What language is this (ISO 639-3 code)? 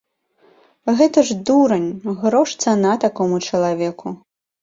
bel